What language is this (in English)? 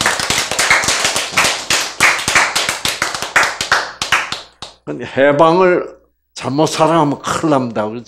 Korean